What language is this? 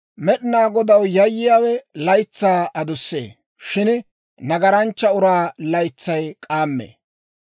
Dawro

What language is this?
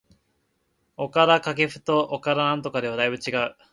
Japanese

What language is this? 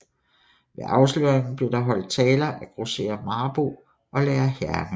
Danish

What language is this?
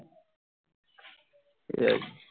Bangla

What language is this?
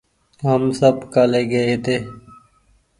Goaria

